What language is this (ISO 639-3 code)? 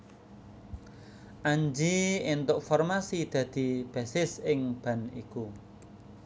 jav